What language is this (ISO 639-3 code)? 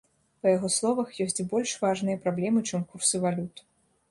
bel